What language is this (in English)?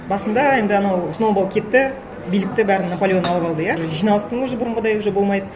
Kazakh